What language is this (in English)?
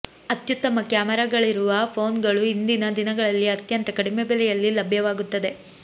Kannada